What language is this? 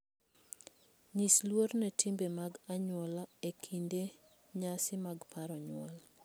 Luo (Kenya and Tanzania)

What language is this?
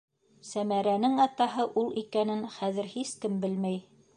Bashkir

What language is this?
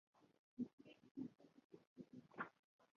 Bangla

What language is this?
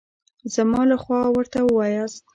Pashto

